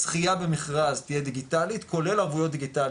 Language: Hebrew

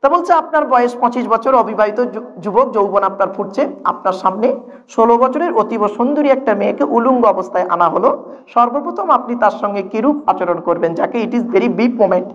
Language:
Indonesian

